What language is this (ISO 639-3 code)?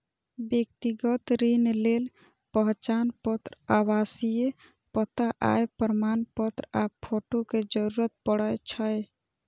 mai